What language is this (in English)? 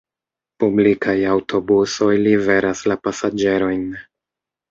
Esperanto